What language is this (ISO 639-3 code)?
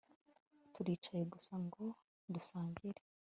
kin